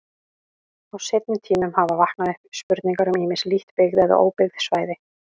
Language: Icelandic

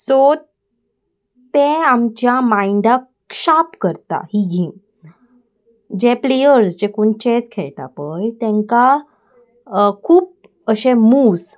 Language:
Konkani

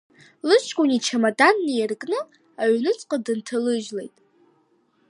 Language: Abkhazian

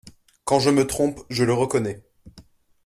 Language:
French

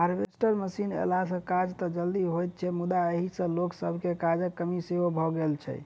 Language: Maithili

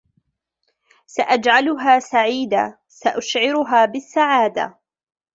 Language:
Arabic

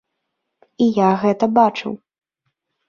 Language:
Belarusian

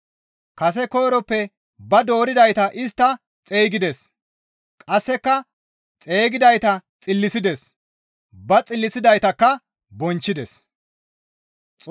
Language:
Gamo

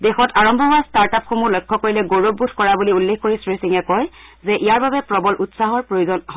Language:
Assamese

